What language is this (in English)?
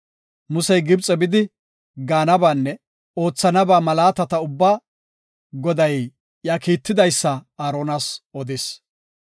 Gofa